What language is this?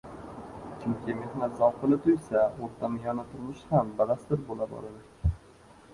Uzbek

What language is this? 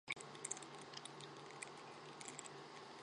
Chinese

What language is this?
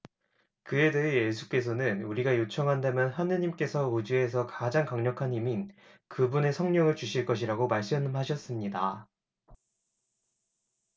Korean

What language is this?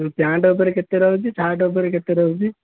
Odia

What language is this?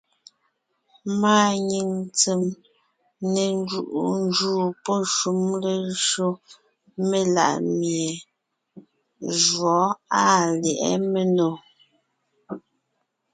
Ngiemboon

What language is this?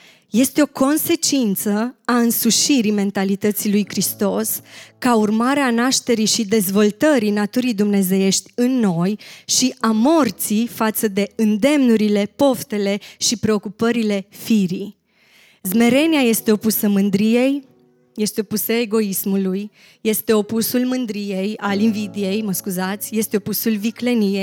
Romanian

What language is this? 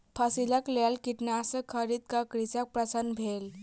Maithili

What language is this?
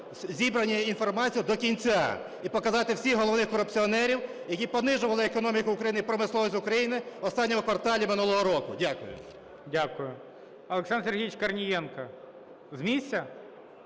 Ukrainian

